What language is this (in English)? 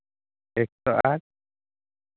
Santali